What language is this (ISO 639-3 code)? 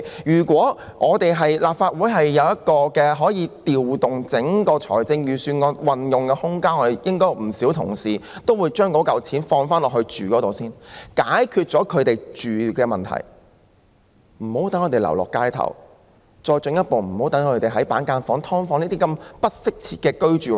yue